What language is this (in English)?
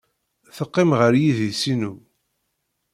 Kabyle